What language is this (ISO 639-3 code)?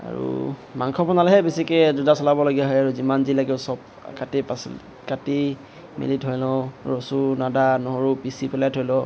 asm